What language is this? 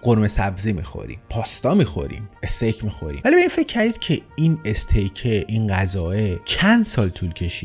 Persian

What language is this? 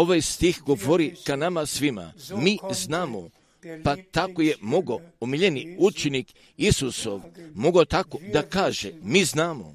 Croatian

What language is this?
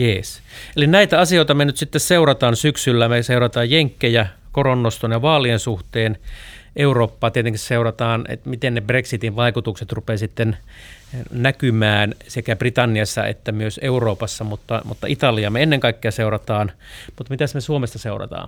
Finnish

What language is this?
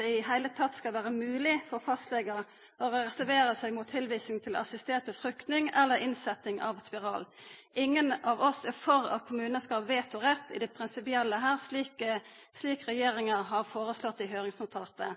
Norwegian Nynorsk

